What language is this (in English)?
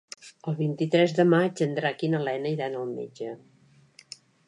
Catalan